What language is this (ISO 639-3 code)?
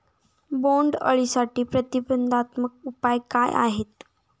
mar